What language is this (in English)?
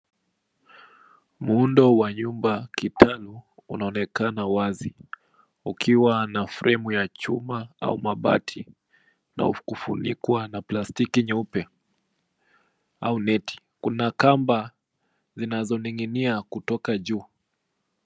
Swahili